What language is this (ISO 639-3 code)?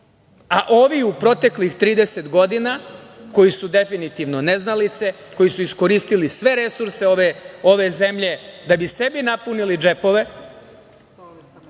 srp